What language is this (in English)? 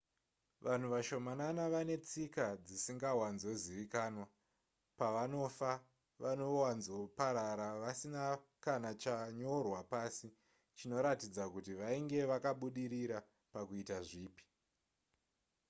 Shona